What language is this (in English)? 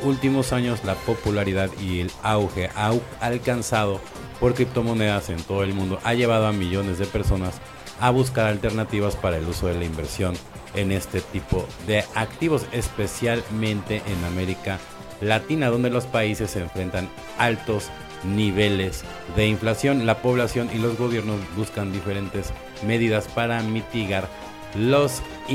Spanish